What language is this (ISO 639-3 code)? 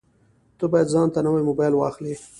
pus